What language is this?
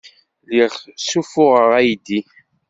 Kabyle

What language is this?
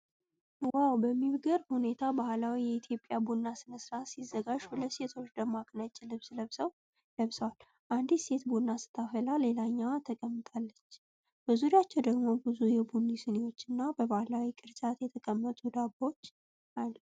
Amharic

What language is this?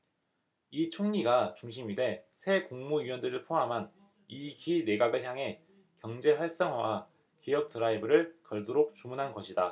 Korean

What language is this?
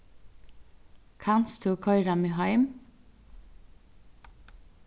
Faroese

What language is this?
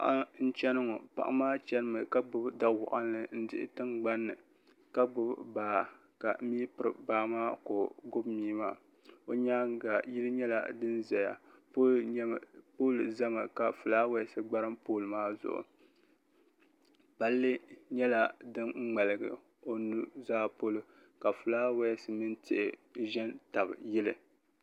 Dagbani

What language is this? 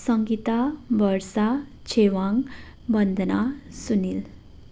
Nepali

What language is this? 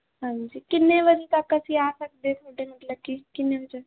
Punjabi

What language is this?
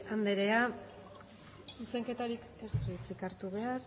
Basque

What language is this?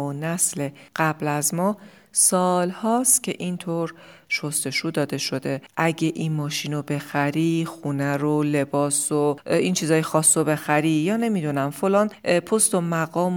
Persian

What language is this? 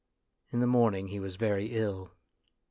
English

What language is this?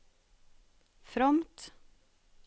Norwegian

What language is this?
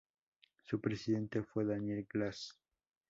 Spanish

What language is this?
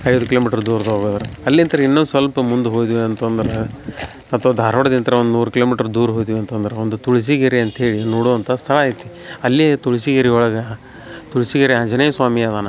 Kannada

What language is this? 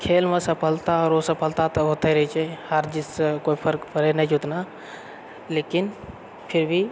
Maithili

